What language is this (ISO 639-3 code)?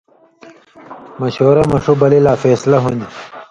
mvy